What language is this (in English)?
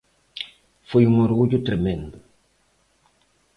Galician